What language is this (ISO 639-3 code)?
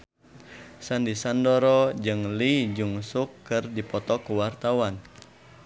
sun